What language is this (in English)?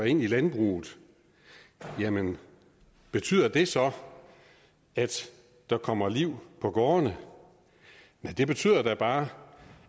Danish